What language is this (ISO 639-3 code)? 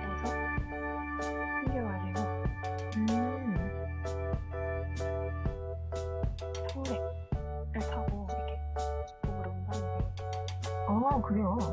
kor